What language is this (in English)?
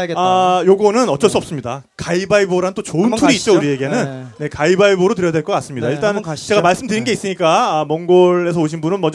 Korean